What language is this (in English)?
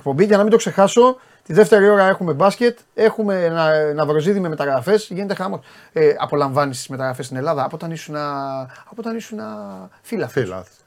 Greek